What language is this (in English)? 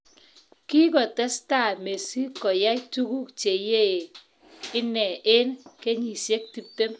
Kalenjin